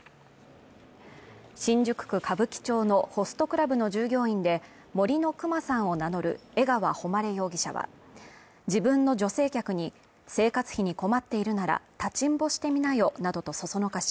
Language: Japanese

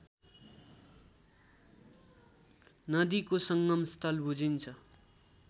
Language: Nepali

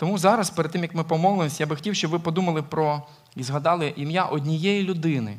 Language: Ukrainian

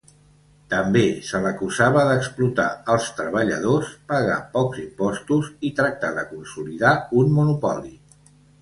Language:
Catalan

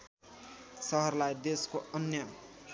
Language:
Nepali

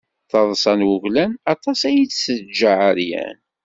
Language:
Kabyle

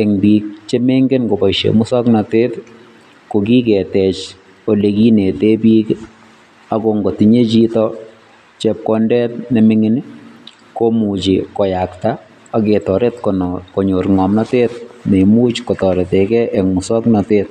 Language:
Kalenjin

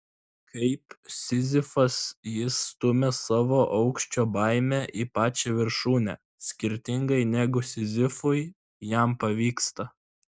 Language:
Lithuanian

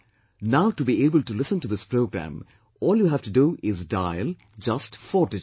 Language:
English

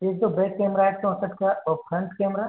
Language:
Hindi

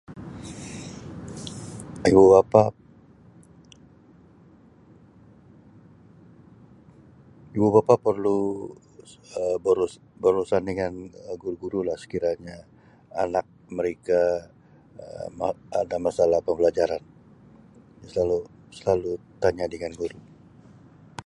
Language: Sabah Malay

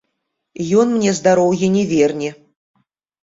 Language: Belarusian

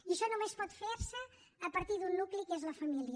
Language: Catalan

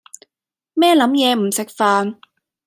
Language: Cantonese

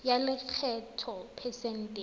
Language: Tswana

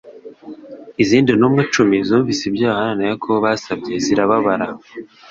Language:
Kinyarwanda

